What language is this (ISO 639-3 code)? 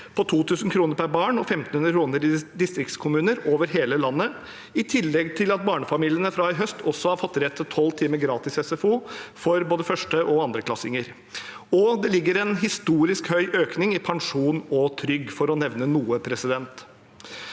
nor